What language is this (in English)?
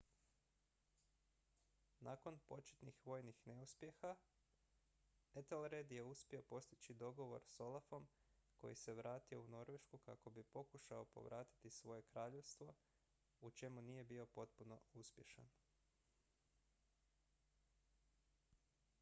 Croatian